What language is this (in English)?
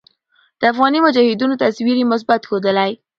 Pashto